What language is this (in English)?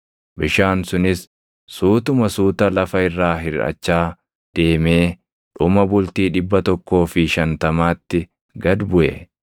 Oromo